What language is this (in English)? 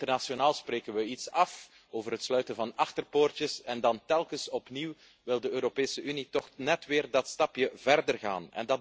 Dutch